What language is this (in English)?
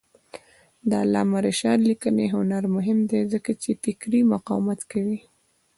Pashto